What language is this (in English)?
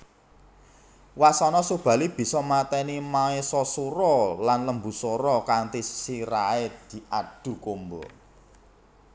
Javanese